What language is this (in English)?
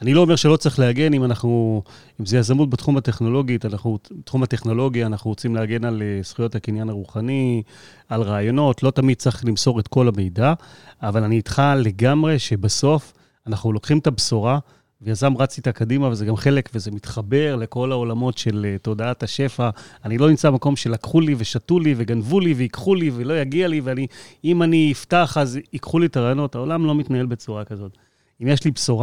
Hebrew